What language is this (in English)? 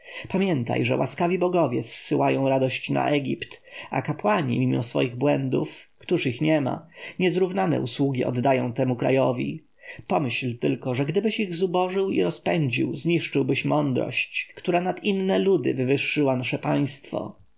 Polish